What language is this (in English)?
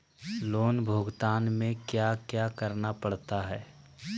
Magahi